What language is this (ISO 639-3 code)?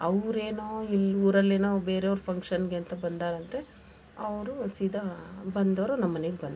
kan